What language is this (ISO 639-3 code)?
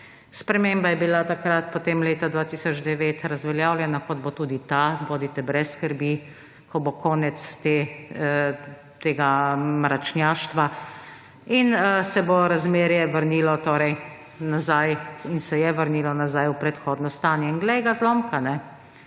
slv